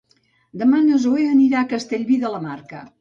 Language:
Catalan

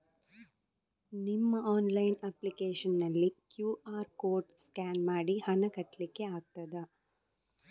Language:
Kannada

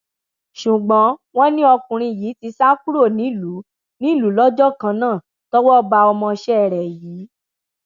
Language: Yoruba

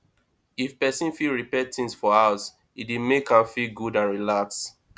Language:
Nigerian Pidgin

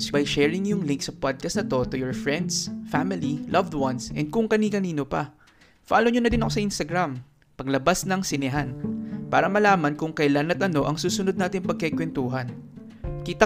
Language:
Filipino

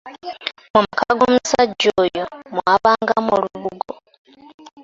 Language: Ganda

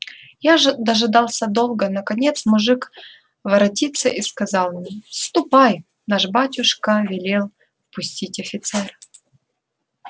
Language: Russian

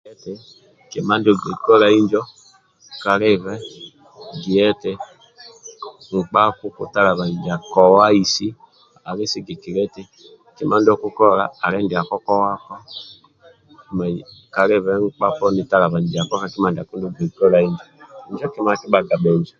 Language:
Amba (Uganda)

